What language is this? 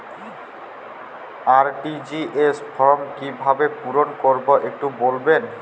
Bangla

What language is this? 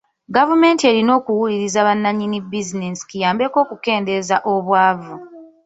Ganda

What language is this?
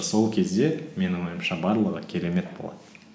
Kazakh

